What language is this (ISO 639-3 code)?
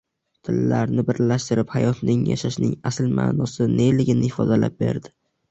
uzb